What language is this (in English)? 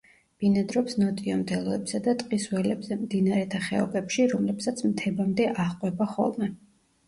Georgian